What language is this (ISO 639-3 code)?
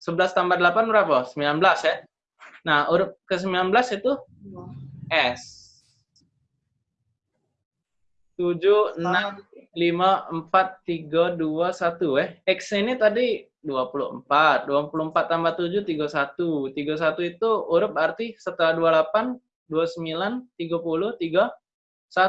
ind